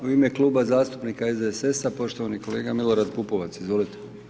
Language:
Croatian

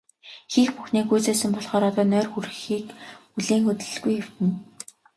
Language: Mongolian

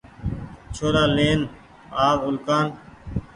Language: Goaria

